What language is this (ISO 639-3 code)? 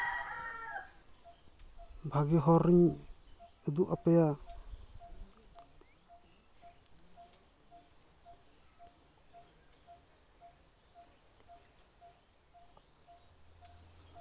sat